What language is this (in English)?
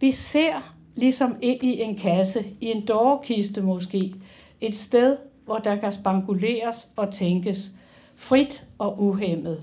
Danish